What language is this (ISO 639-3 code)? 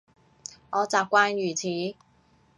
yue